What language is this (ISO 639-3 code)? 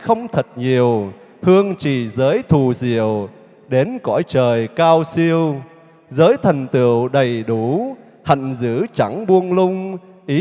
vie